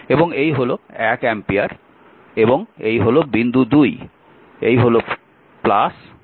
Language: Bangla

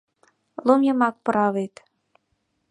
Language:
Mari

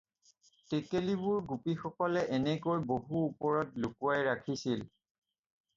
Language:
Assamese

